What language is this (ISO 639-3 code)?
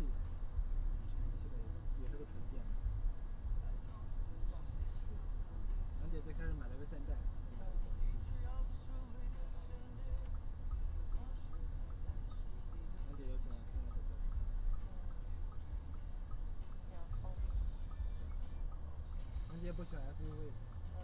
zho